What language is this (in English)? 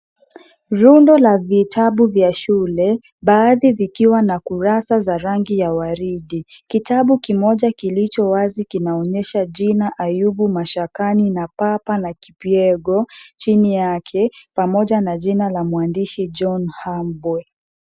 Swahili